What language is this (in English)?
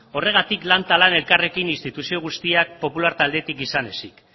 Basque